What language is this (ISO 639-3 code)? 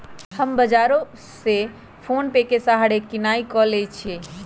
mag